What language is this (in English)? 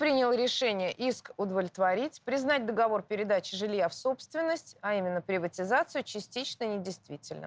Russian